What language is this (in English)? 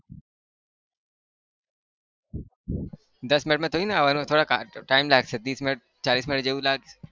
Gujarati